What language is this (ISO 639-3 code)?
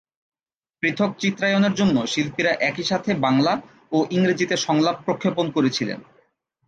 ben